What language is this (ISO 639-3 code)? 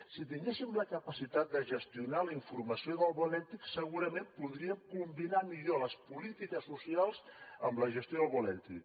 cat